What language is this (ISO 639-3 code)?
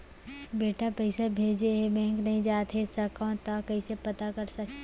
hne